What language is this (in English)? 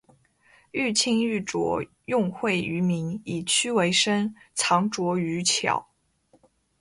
Chinese